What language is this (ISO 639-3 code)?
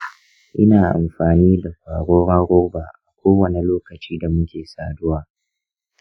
hau